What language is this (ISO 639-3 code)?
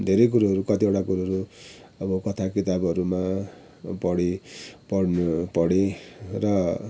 nep